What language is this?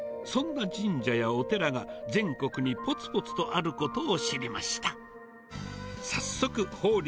Japanese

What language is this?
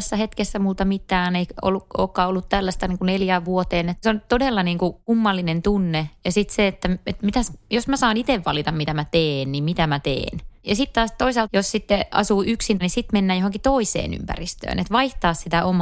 Finnish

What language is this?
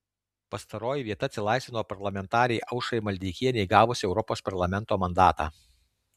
Lithuanian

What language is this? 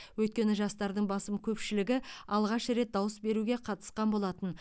Kazakh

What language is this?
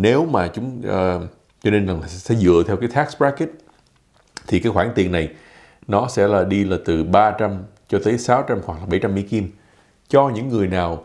Vietnamese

